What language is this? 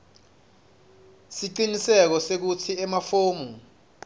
Swati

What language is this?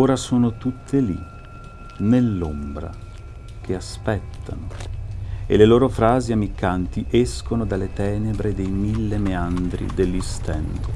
Italian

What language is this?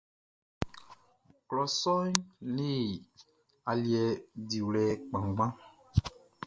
Baoulé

